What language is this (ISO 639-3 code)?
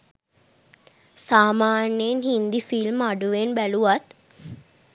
sin